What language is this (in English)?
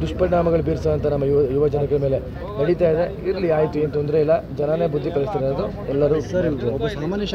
Arabic